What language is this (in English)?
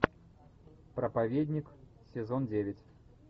Russian